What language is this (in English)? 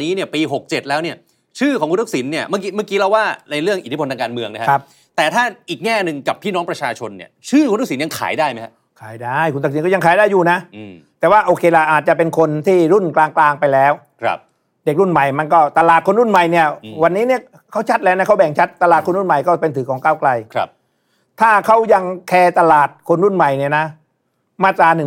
Thai